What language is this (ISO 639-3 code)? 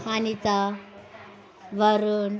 tel